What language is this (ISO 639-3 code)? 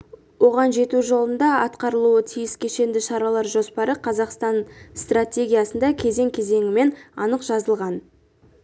kaz